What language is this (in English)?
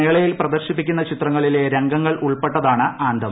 Malayalam